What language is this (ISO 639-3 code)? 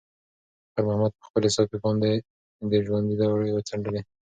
pus